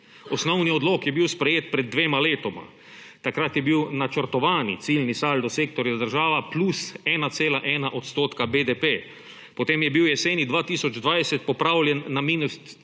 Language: Slovenian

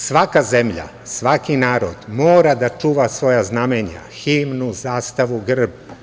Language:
Serbian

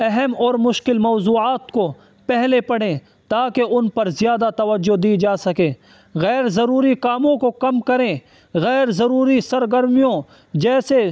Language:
Urdu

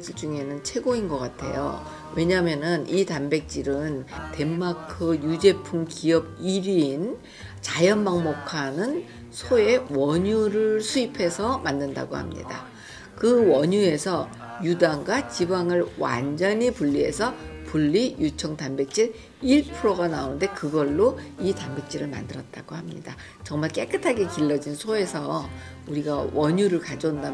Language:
Korean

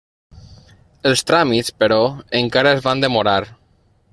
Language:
Catalan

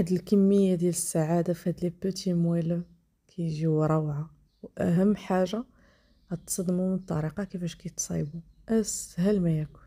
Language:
Arabic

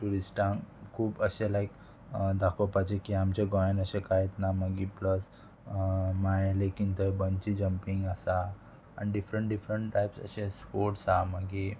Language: Konkani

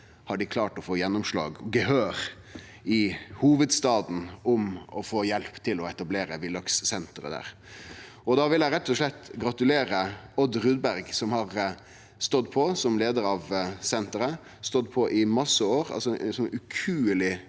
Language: Norwegian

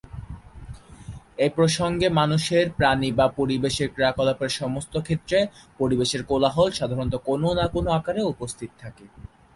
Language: Bangla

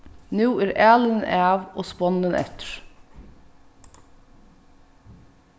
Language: Faroese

